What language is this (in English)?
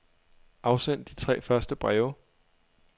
Danish